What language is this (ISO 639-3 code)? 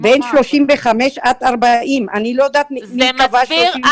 heb